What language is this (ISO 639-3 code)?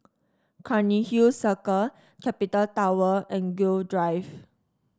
eng